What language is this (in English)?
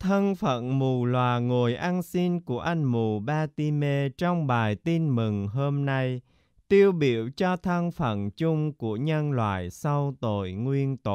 Vietnamese